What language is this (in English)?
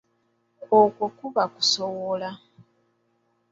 Ganda